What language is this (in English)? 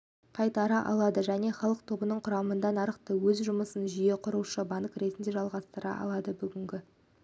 Kazakh